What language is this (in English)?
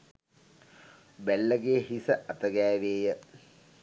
Sinhala